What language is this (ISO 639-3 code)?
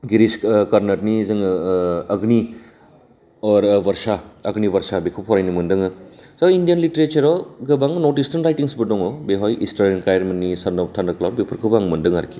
brx